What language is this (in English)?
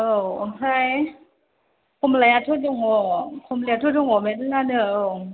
Bodo